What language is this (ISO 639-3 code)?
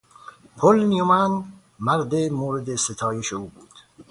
fas